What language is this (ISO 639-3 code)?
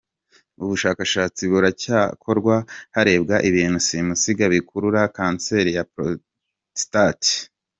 kin